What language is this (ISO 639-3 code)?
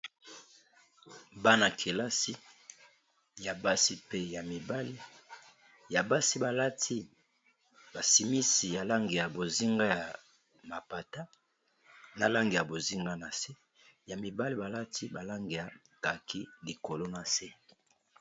lin